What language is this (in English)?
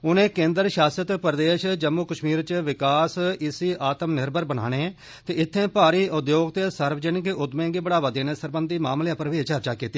Dogri